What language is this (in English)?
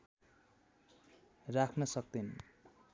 Nepali